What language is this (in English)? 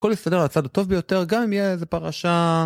Hebrew